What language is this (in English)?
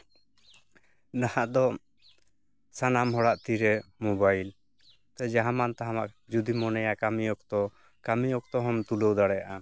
Santali